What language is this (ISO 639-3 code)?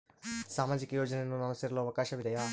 kan